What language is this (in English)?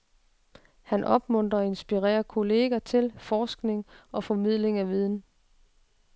Danish